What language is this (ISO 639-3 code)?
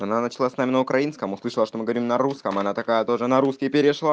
rus